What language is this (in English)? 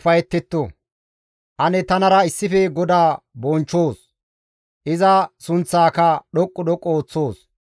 Gamo